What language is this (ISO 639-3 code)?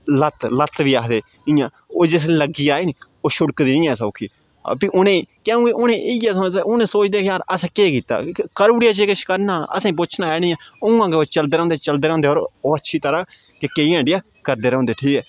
doi